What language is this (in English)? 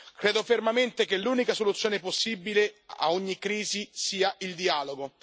Italian